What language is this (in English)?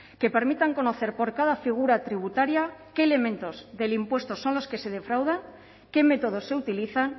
Spanish